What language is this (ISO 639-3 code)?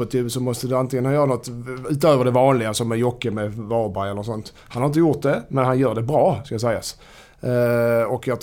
swe